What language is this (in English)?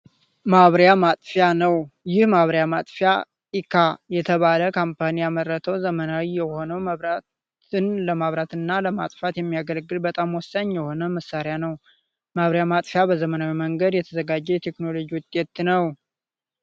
Amharic